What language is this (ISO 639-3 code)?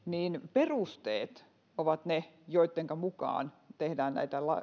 fin